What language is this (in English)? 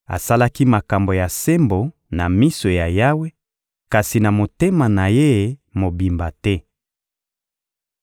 Lingala